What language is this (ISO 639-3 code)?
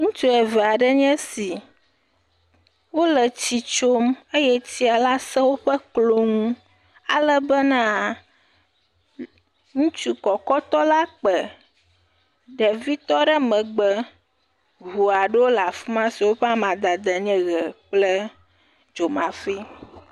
ewe